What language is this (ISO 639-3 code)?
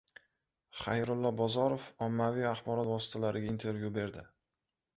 uzb